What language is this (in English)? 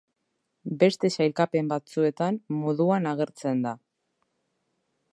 Basque